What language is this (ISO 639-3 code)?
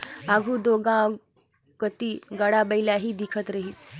hne